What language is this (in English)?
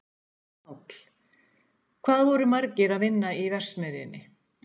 Icelandic